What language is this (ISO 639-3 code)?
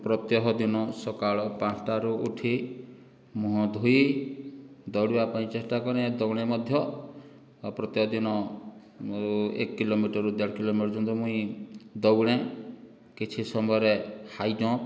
ori